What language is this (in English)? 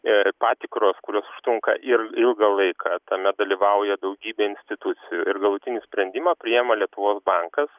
Lithuanian